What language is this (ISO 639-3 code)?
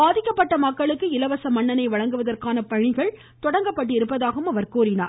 tam